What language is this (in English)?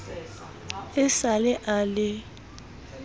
Southern Sotho